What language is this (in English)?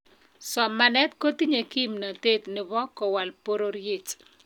Kalenjin